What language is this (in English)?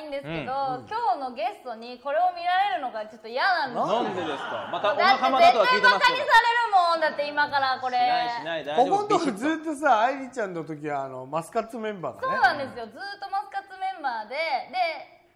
Japanese